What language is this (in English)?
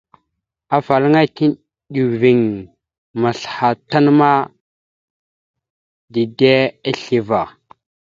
Mada (Cameroon)